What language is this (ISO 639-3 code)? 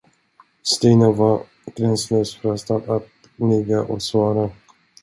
swe